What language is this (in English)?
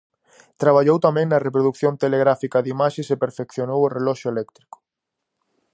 Galician